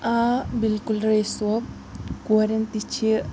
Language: Kashmiri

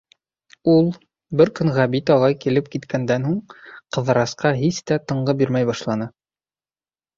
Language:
Bashkir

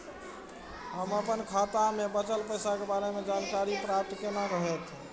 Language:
Maithili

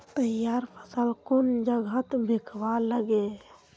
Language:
Magahi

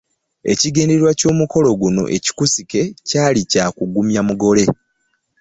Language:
Ganda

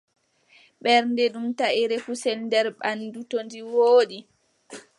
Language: Adamawa Fulfulde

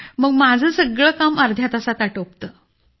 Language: Marathi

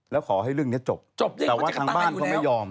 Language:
Thai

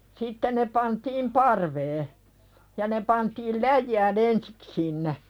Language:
Finnish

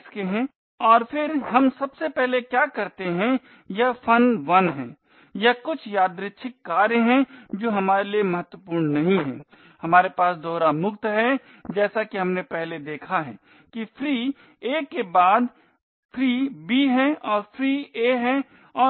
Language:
Hindi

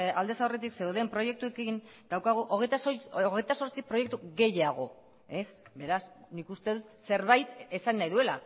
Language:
Basque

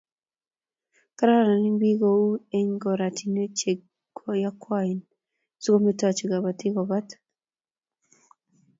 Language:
Kalenjin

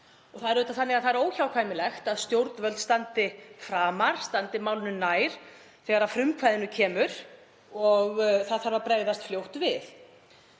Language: Icelandic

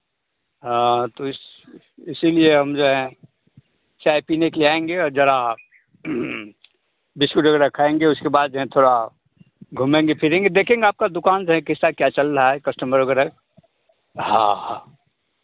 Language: Hindi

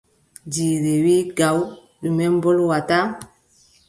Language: Adamawa Fulfulde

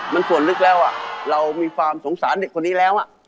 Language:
Thai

